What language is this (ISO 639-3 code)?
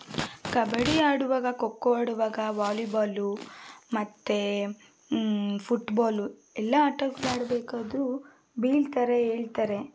kan